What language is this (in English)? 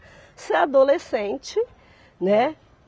Portuguese